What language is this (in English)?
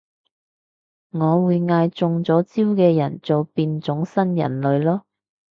Cantonese